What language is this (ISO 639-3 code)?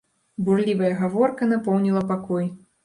bel